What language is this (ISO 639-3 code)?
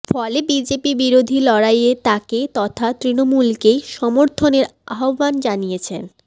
ben